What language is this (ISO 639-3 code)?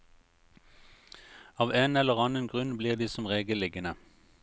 nor